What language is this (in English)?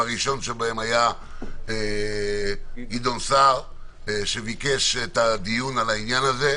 Hebrew